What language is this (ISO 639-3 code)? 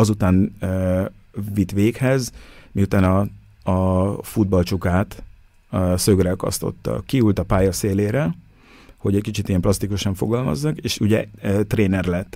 hun